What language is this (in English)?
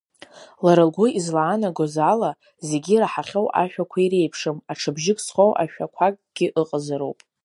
Abkhazian